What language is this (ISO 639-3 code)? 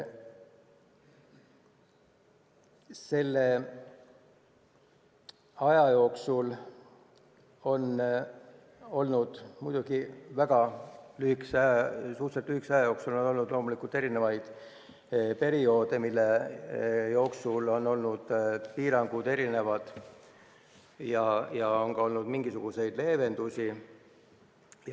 est